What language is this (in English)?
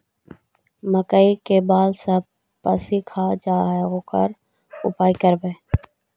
Magahi